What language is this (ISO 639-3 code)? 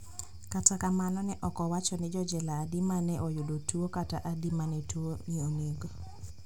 luo